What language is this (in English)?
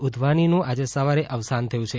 Gujarati